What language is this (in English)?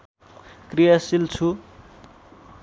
Nepali